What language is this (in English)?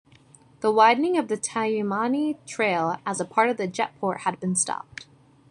English